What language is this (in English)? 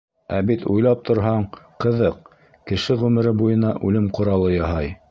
Bashkir